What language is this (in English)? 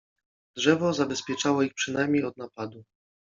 Polish